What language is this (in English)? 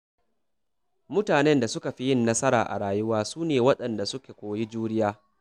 Hausa